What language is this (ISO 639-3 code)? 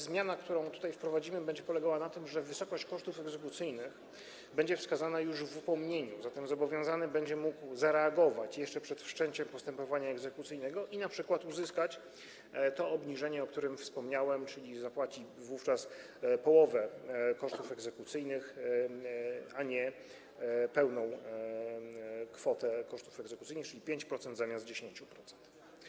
pol